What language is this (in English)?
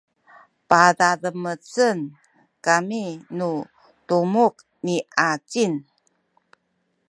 Sakizaya